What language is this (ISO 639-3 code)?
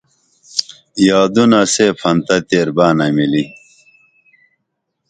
dml